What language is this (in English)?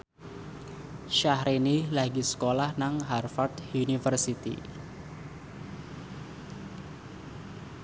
Javanese